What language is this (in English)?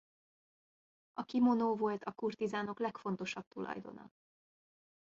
Hungarian